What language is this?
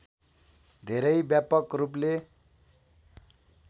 Nepali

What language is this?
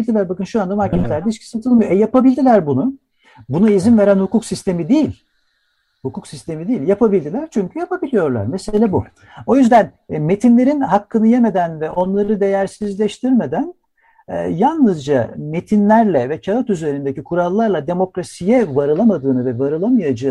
Turkish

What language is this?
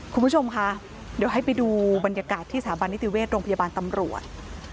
Thai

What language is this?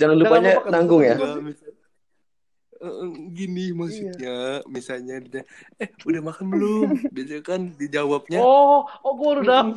Indonesian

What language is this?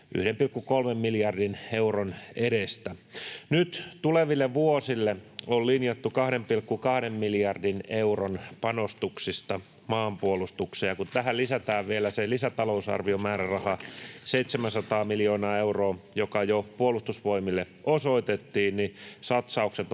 Finnish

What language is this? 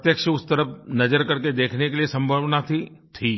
Hindi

